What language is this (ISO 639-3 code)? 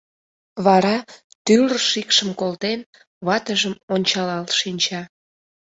chm